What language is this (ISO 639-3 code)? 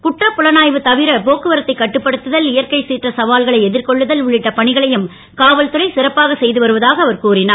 tam